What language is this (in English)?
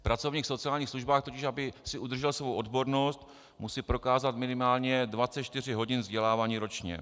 Czech